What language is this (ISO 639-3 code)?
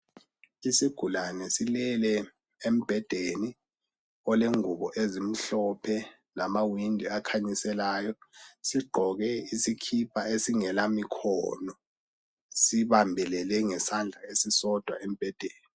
nde